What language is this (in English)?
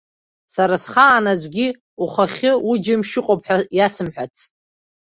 Abkhazian